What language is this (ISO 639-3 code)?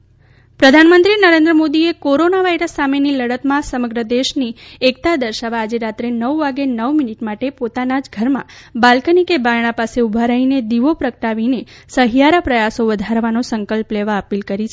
guj